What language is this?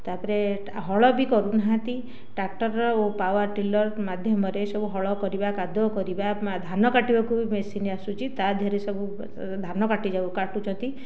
Odia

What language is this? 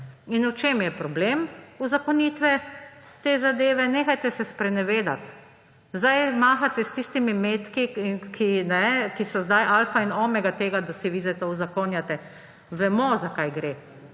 Slovenian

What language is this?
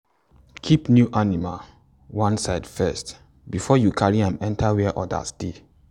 Nigerian Pidgin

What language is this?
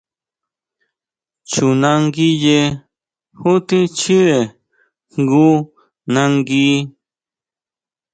Huautla Mazatec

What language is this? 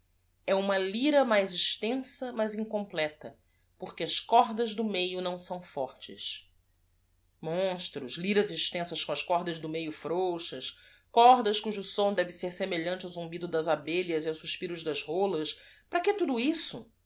Portuguese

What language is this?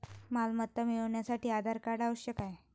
Marathi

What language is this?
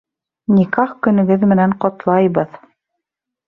Bashkir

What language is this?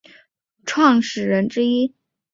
Chinese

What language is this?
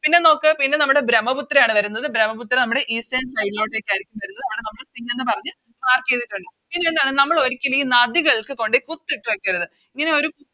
Malayalam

